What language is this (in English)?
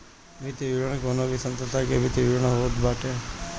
Bhojpuri